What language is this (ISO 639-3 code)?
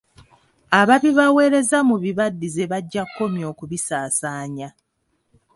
lug